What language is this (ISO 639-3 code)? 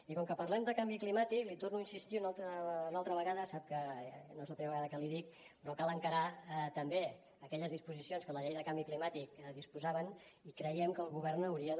cat